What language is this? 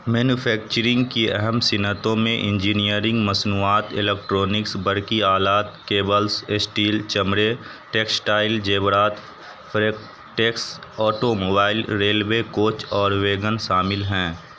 Urdu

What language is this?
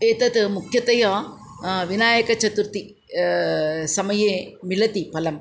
Sanskrit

